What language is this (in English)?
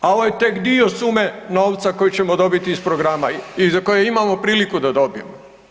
Croatian